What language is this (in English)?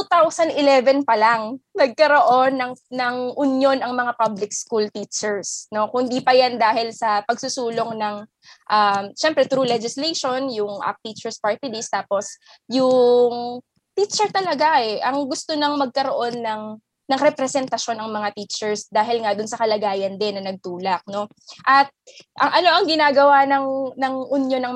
Filipino